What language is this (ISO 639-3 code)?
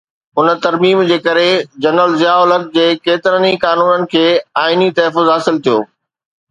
snd